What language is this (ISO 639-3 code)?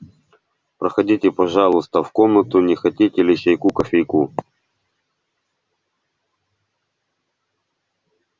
rus